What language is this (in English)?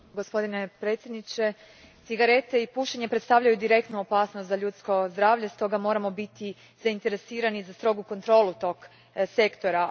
Croatian